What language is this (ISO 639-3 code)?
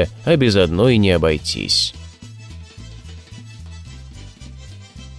rus